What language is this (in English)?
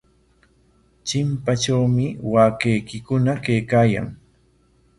Corongo Ancash Quechua